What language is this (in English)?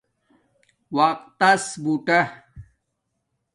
Domaaki